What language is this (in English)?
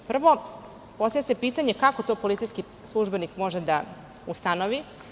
Serbian